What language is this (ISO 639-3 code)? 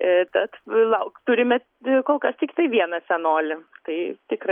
lit